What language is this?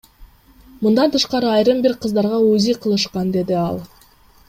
Kyrgyz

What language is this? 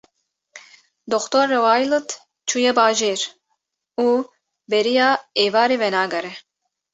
Kurdish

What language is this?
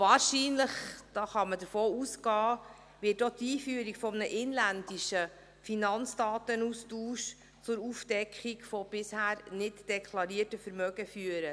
Swiss German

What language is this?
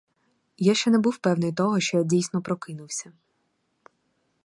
Ukrainian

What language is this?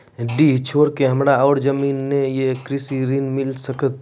Maithili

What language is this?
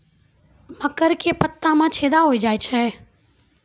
Maithili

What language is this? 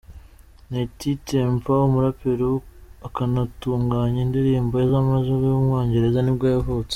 Kinyarwanda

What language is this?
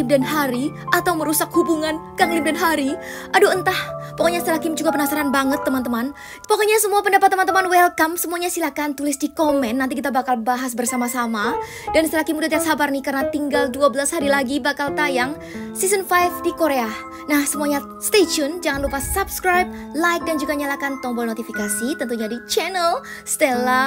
Indonesian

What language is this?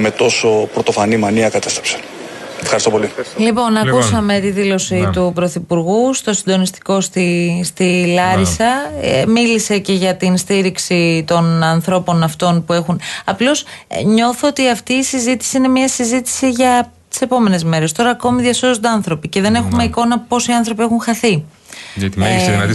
Greek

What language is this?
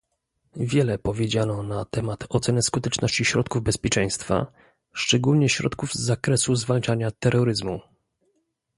Polish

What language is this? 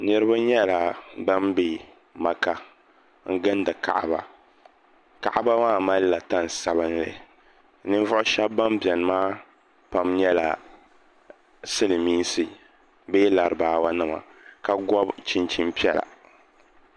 Dagbani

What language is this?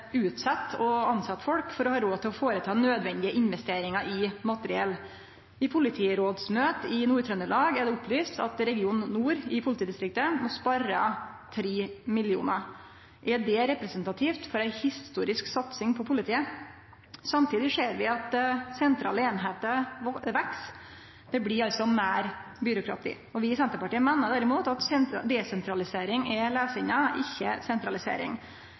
Norwegian Nynorsk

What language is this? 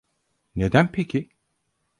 Turkish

